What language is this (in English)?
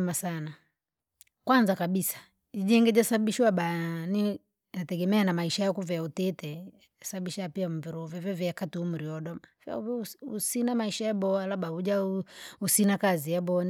Langi